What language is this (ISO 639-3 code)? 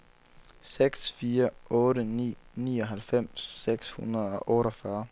dan